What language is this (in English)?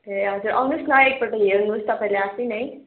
Nepali